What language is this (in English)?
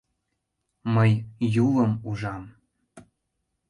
Mari